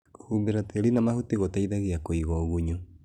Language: Kikuyu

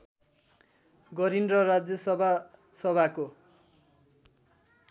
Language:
Nepali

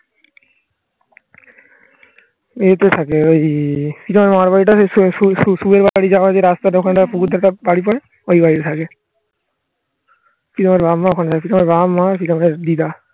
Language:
Bangla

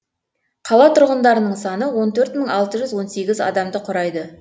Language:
Kazakh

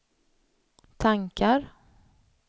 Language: Swedish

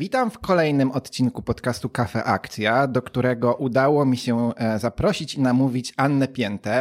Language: Polish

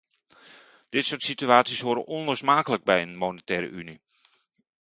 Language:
Dutch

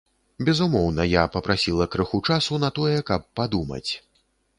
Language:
Belarusian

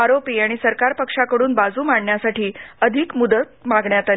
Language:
Marathi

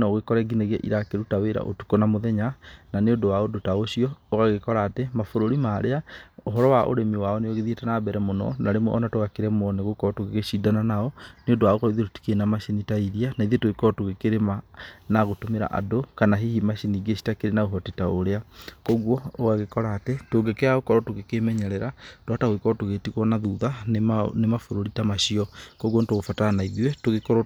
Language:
Kikuyu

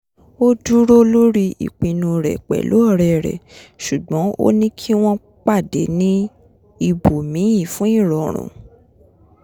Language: Yoruba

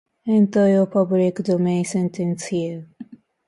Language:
Japanese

